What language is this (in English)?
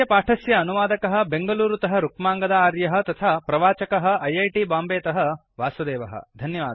Sanskrit